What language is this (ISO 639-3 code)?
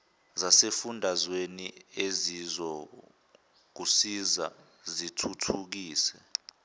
zul